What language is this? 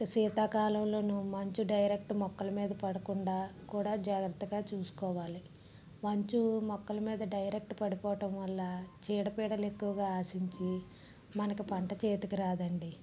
Telugu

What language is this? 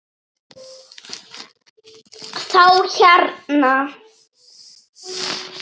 Icelandic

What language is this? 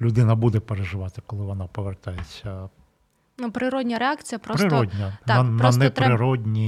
Ukrainian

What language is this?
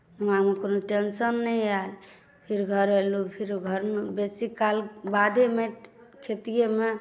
Maithili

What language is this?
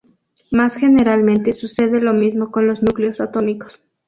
Spanish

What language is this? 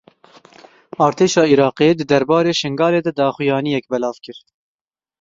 Kurdish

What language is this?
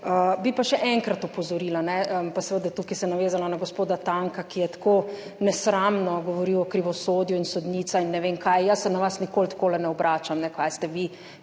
Slovenian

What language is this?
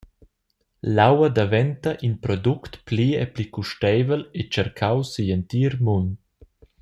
Romansh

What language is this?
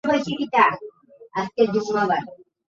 Bangla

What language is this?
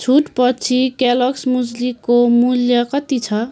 Nepali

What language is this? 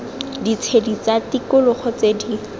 Tswana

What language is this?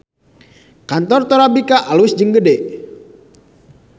Sundanese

